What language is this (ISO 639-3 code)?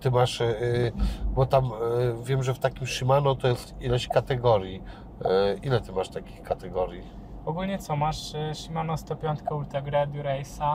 pol